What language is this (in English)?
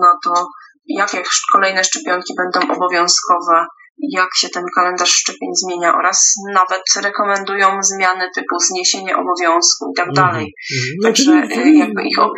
Polish